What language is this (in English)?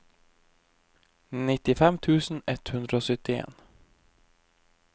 Norwegian